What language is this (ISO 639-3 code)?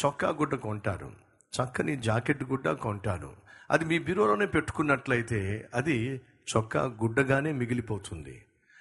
tel